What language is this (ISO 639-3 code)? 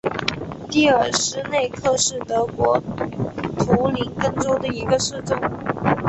zho